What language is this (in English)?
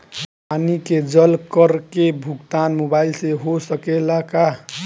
Bhojpuri